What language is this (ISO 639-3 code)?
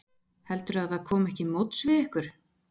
isl